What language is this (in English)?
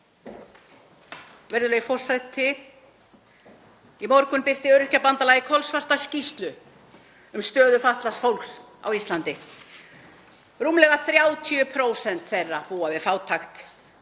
Icelandic